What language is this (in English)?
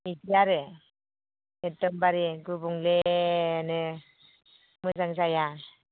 Bodo